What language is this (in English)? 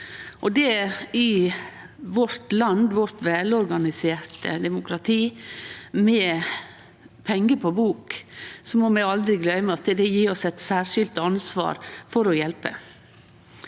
Norwegian